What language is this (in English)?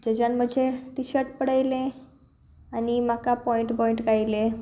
Konkani